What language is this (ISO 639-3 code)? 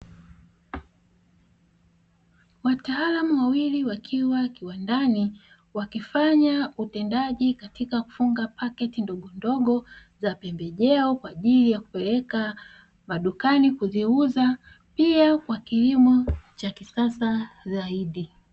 swa